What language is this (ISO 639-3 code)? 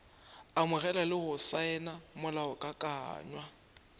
nso